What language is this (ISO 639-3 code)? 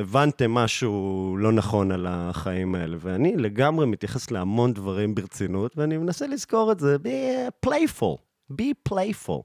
heb